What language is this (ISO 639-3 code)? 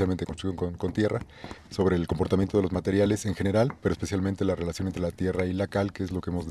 spa